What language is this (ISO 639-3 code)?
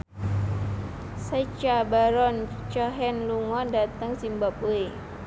jav